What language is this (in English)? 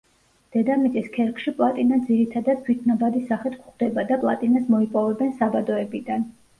Georgian